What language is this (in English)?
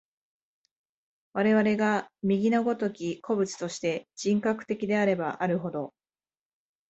Japanese